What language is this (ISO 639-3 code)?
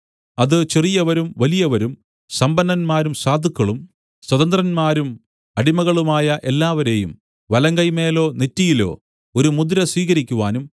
mal